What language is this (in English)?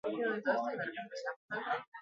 Basque